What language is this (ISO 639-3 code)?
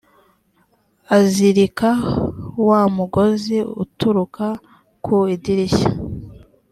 kin